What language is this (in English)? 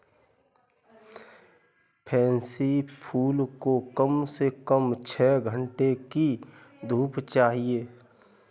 Hindi